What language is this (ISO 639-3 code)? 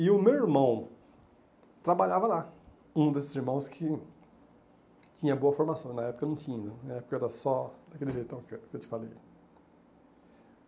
por